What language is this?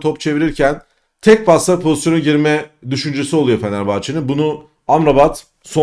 Turkish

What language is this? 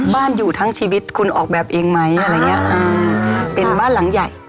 Thai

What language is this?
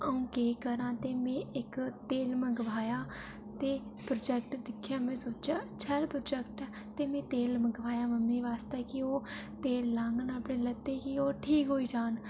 Dogri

